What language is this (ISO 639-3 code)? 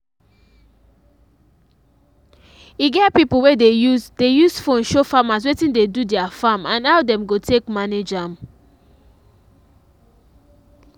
pcm